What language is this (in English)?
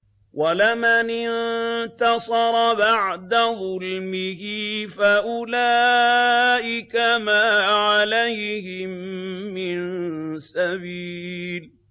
Arabic